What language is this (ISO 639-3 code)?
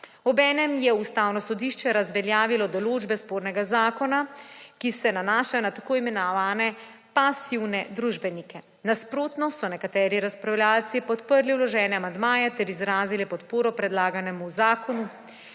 slv